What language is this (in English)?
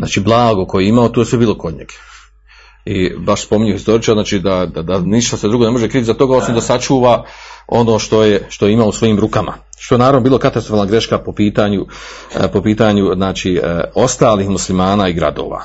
Croatian